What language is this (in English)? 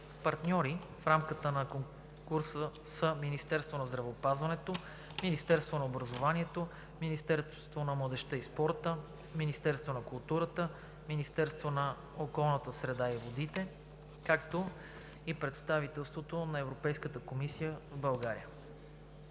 Bulgarian